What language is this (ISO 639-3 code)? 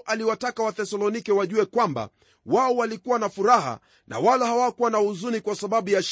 swa